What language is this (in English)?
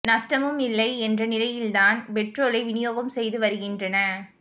Tamil